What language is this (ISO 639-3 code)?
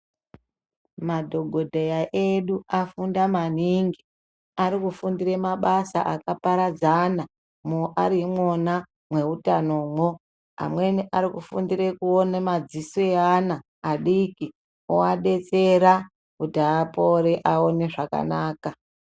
ndc